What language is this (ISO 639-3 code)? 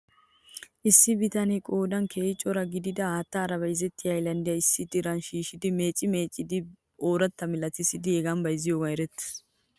wal